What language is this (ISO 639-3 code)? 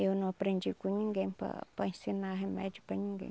por